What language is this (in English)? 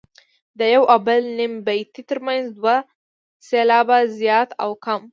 Pashto